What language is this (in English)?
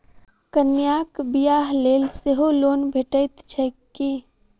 Maithili